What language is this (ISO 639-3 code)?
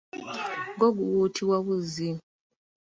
lug